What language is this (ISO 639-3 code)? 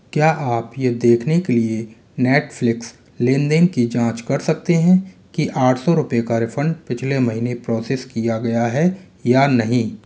hin